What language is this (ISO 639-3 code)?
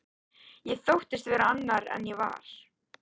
isl